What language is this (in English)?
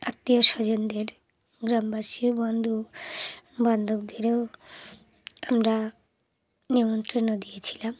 Bangla